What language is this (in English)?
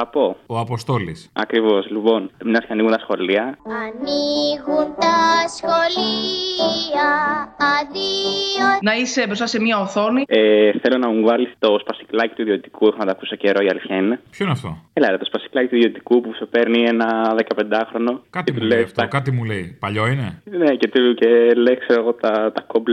Greek